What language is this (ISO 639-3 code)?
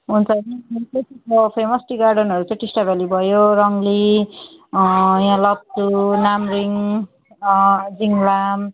nep